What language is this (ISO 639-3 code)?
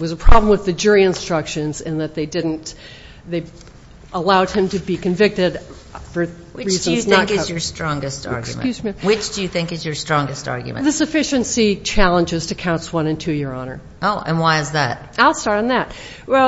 eng